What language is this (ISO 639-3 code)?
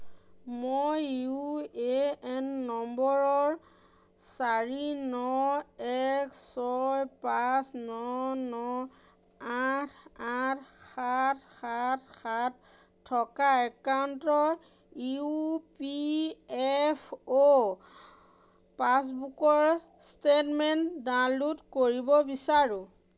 asm